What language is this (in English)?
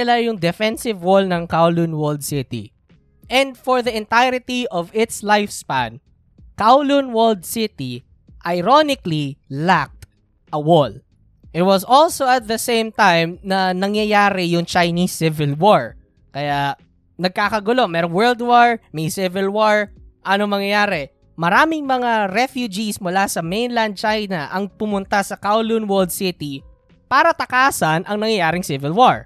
Filipino